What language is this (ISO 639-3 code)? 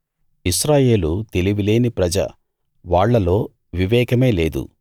tel